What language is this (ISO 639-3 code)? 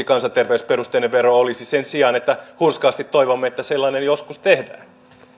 fin